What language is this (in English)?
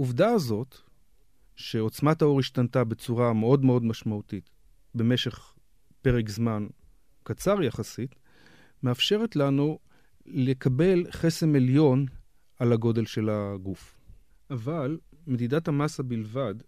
Hebrew